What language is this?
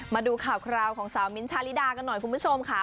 Thai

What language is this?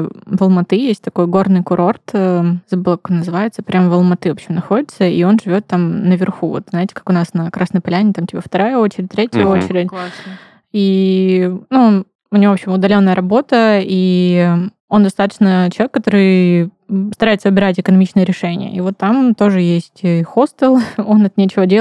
Russian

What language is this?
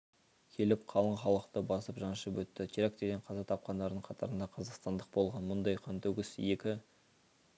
Kazakh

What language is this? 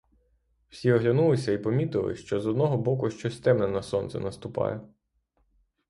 Ukrainian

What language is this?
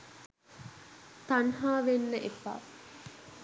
Sinhala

